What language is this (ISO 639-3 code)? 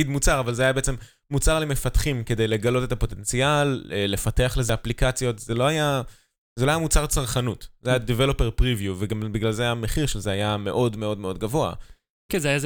heb